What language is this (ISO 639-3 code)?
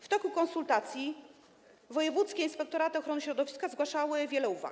pol